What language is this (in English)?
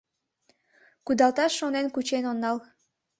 Mari